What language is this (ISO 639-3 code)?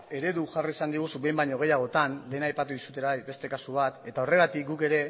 eus